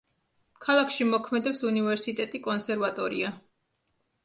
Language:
Georgian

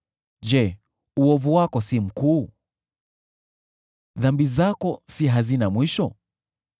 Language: Swahili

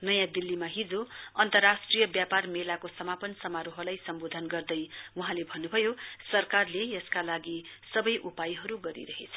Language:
Nepali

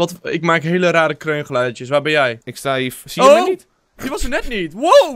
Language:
Dutch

